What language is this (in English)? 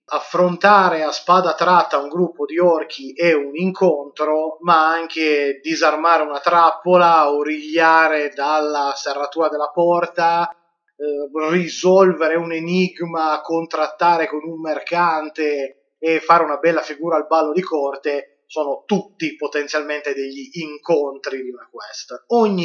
Italian